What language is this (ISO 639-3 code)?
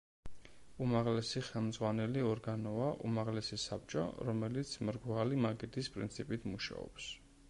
kat